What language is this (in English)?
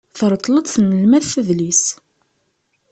Kabyle